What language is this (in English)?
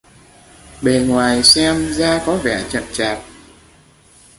Vietnamese